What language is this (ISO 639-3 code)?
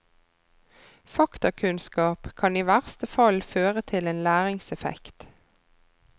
nor